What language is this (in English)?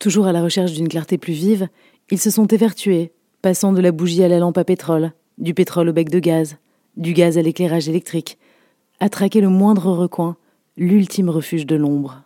French